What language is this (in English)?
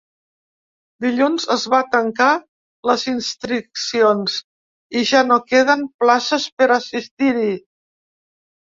Catalan